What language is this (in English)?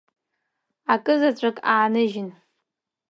Abkhazian